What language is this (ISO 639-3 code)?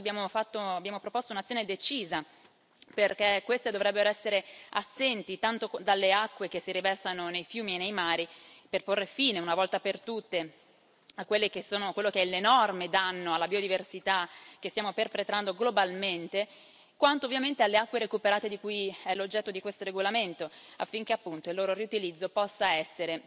ita